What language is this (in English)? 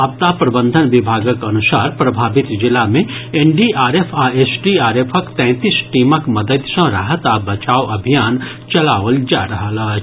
Maithili